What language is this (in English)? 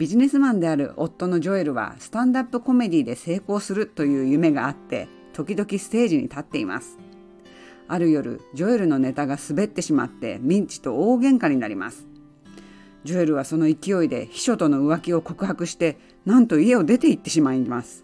Japanese